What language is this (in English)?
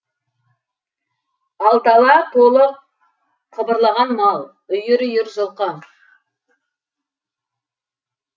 Kazakh